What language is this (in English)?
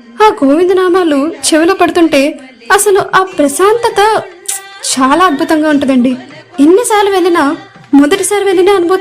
Telugu